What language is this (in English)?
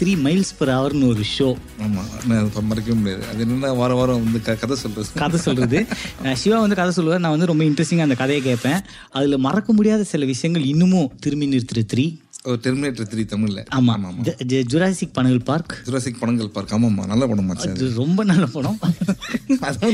Tamil